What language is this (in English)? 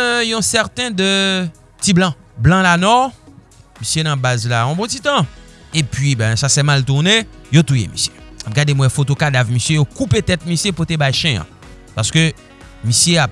French